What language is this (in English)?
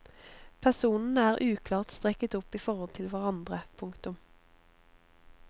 Norwegian